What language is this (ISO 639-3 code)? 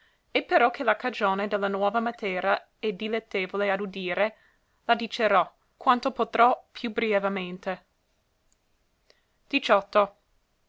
ita